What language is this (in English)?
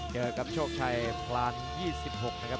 Thai